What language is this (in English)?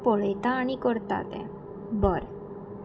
Konkani